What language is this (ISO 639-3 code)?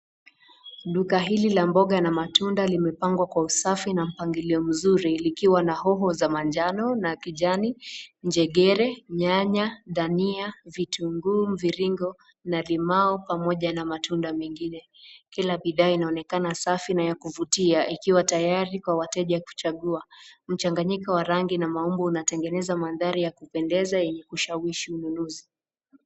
swa